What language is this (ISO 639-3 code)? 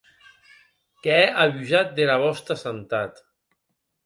oci